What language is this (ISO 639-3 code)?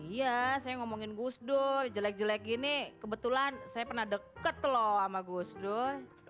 ind